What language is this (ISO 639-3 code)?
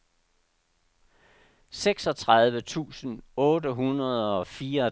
dan